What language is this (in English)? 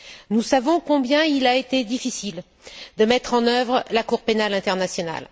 French